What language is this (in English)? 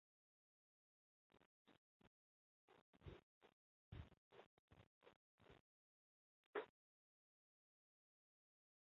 Chinese